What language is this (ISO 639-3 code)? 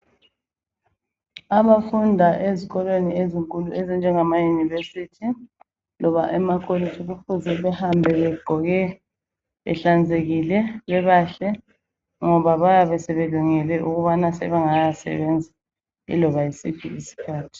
nde